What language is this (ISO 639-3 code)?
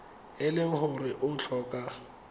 tsn